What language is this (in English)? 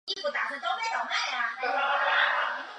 Chinese